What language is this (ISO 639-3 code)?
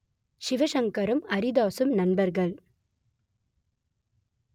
tam